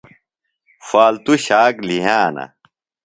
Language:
Phalura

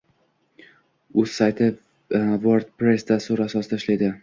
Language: Uzbek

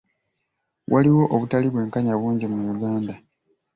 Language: Ganda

